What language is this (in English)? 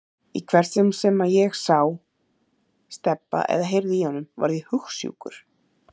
Icelandic